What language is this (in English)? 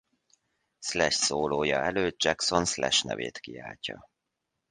Hungarian